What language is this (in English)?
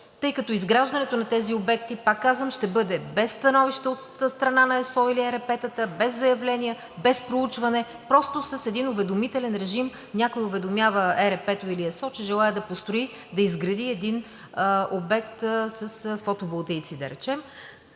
Bulgarian